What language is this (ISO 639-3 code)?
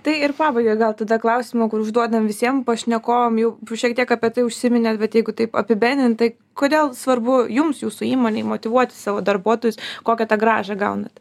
lit